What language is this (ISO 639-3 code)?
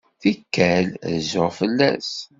kab